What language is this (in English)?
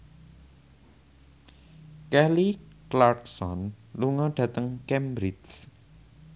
Javanese